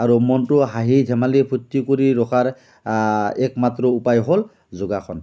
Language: Assamese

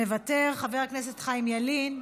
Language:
Hebrew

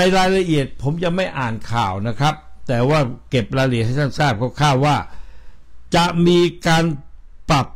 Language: Thai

